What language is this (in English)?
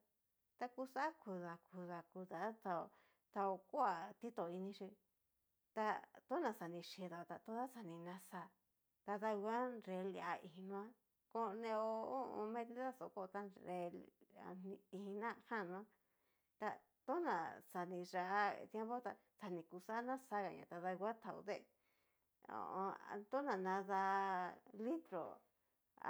Cacaloxtepec Mixtec